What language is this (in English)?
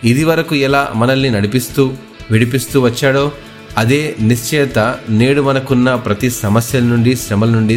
Telugu